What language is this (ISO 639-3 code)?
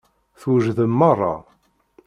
kab